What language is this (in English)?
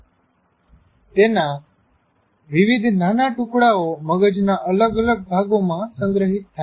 Gujarati